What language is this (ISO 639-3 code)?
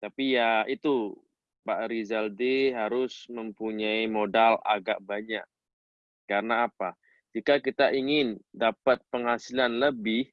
ind